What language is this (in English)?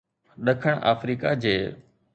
Sindhi